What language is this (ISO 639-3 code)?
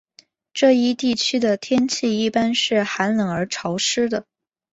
zho